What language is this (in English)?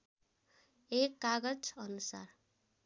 Nepali